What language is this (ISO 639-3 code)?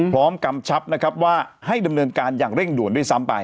tha